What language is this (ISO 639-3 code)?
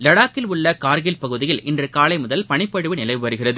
tam